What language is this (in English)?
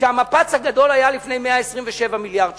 Hebrew